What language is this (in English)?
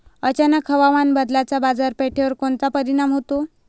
Marathi